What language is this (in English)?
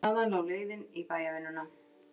Icelandic